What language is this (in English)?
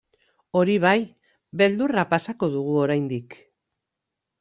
Basque